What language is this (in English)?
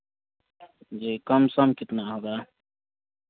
Hindi